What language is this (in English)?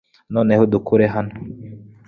Kinyarwanda